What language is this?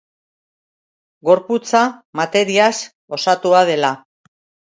Basque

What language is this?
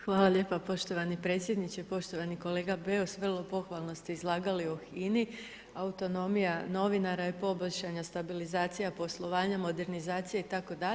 Croatian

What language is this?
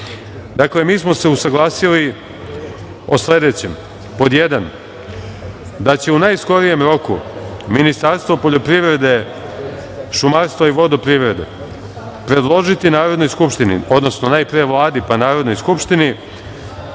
Serbian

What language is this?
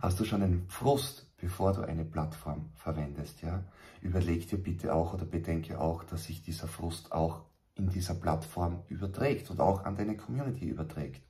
German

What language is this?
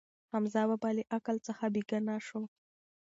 Pashto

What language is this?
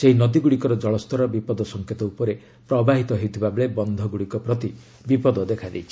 Odia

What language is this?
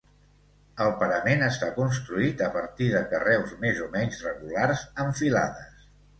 Catalan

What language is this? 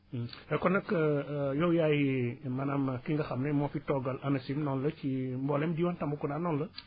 Wolof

